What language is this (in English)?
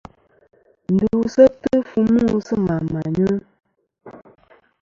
Kom